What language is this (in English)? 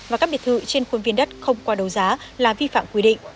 Vietnamese